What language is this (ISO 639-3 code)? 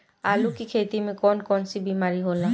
bho